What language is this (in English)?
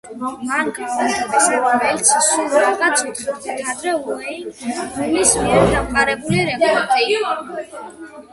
Georgian